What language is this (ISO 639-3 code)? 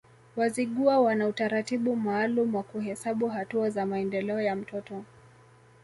swa